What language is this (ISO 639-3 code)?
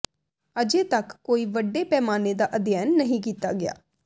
pan